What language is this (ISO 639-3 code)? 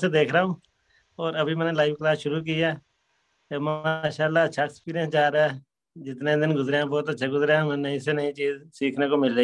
tur